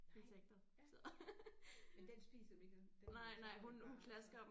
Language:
Danish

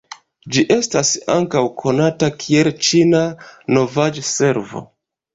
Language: Esperanto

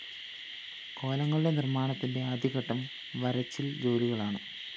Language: Malayalam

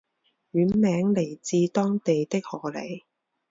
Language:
Chinese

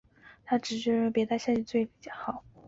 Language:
Chinese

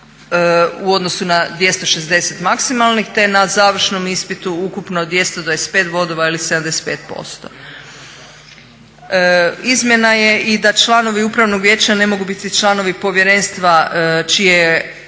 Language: Croatian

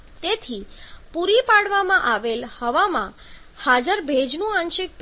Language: Gujarati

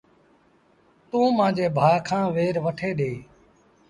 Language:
Sindhi Bhil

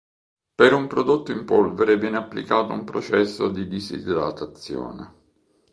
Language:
Italian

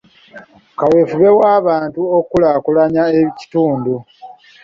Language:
Ganda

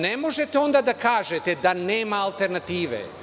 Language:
Serbian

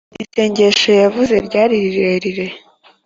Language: Kinyarwanda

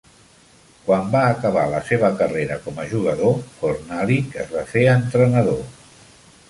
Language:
Catalan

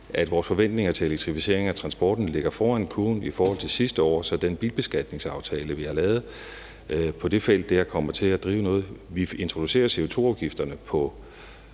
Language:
Danish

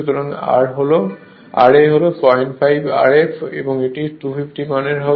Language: Bangla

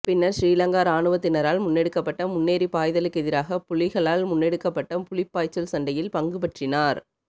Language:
Tamil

